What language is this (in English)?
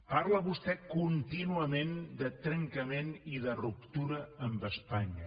Catalan